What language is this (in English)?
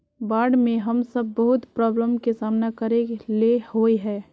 Magahi